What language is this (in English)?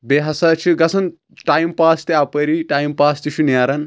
Kashmiri